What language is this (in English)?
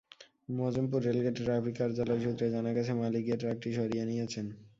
Bangla